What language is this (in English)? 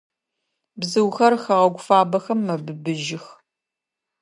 Adyghe